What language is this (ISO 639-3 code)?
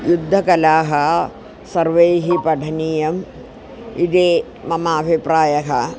san